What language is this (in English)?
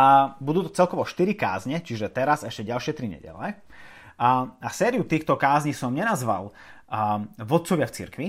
Slovak